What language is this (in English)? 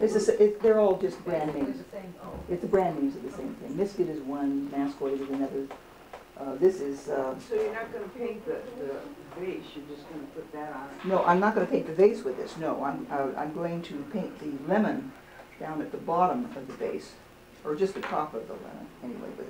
English